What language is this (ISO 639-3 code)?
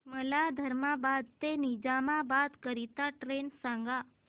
mar